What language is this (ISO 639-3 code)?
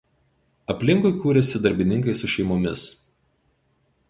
lit